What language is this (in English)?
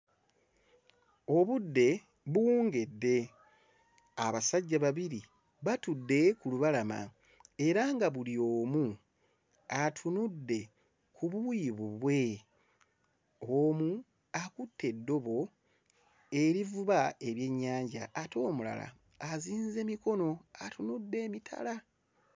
Ganda